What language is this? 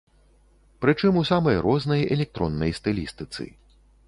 Belarusian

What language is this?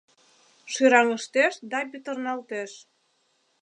Mari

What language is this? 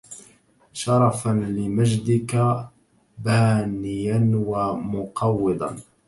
Arabic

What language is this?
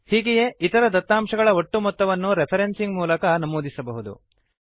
Kannada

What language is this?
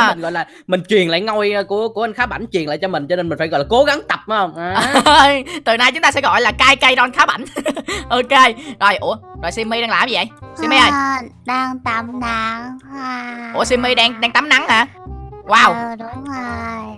Vietnamese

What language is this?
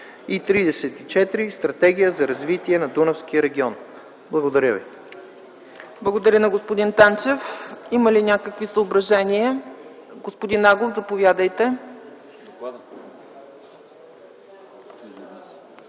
Bulgarian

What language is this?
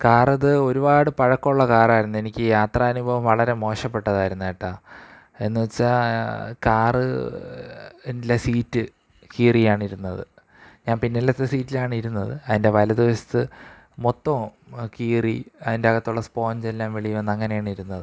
Malayalam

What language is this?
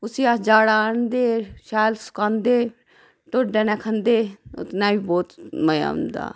Dogri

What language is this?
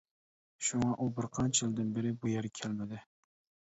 Uyghur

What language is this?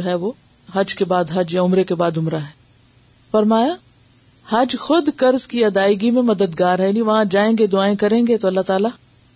Urdu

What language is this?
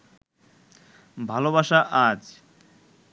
Bangla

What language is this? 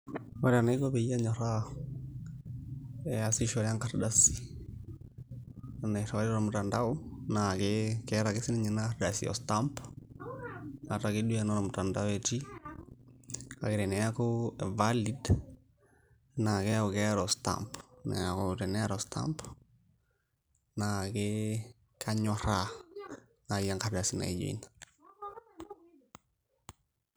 Masai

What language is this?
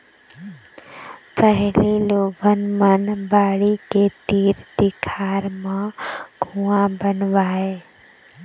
Chhattisgarhi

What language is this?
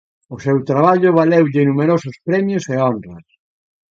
Galician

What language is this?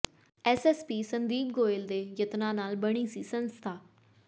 Punjabi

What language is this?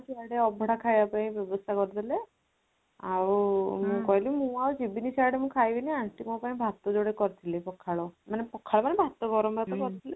Odia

